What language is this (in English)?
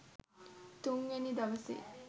Sinhala